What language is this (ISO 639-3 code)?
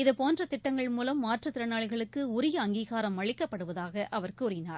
tam